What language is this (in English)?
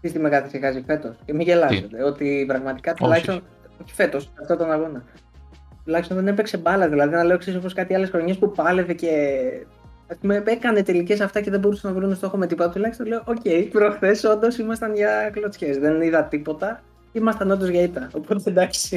Greek